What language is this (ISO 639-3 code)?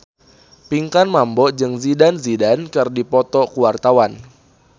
sun